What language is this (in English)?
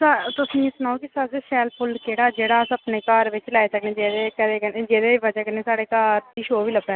Dogri